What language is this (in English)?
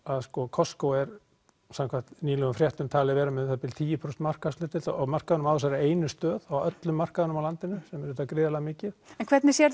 Icelandic